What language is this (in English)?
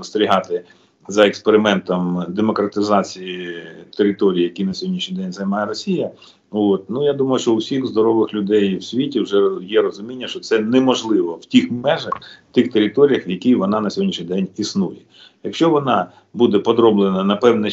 Ukrainian